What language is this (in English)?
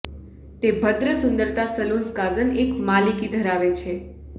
Gujarati